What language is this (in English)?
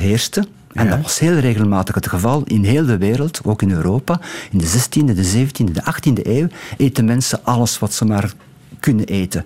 Dutch